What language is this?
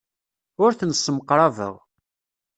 Kabyle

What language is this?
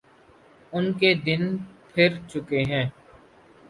Urdu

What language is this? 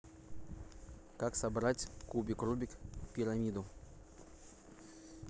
Russian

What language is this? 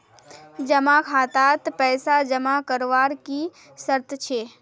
Magahi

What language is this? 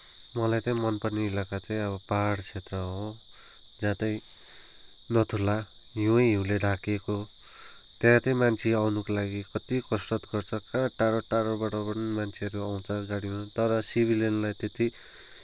Nepali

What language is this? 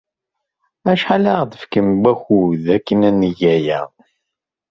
Kabyle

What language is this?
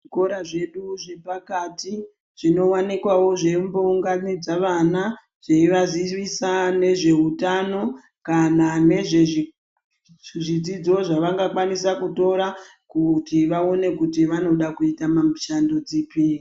Ndau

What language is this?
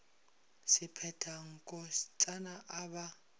Northern Sotho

